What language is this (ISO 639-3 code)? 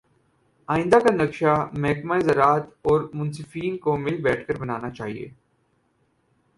urd